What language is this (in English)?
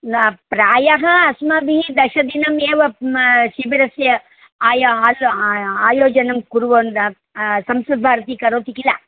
Sanskrit